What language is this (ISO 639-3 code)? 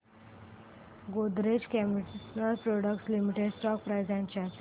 mar